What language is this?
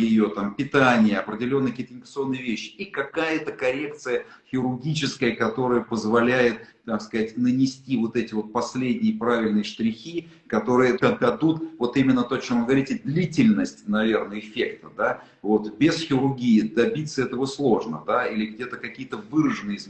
Russian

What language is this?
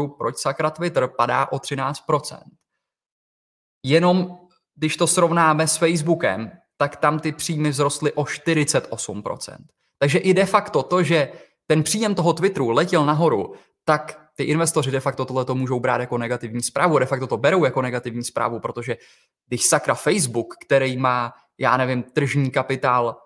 Czech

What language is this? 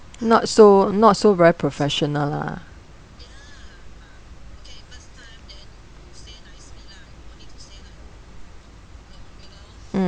English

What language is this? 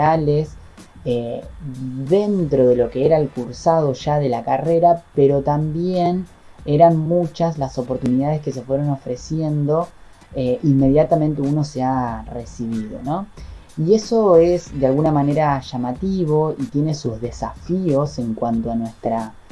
Spanish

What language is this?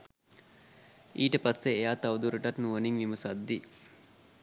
Sinhala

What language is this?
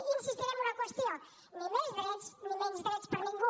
Catalan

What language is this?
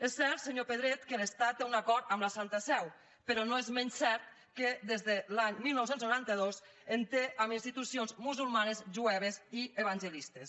Catalan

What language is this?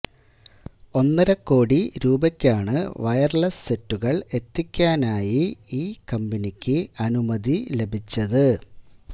Malayalam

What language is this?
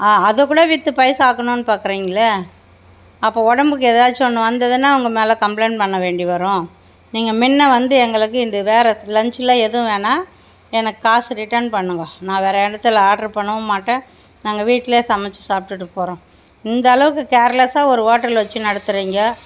Tamil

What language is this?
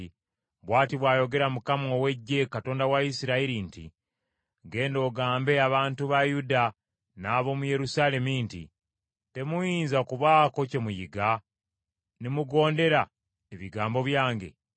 Ganda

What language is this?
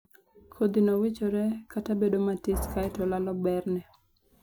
Luo (Kenya and Tanzania)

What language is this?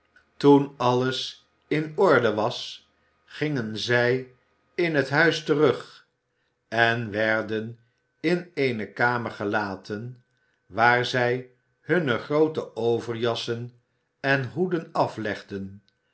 Dutch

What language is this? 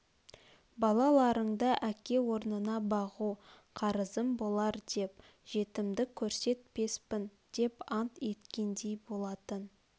Kazakh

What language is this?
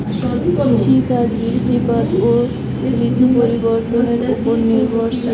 Bangla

